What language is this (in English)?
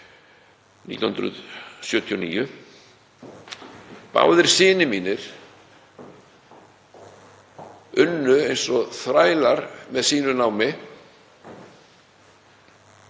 Icelandic